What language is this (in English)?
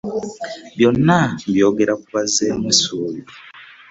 Ganda